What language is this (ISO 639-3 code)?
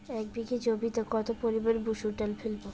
ben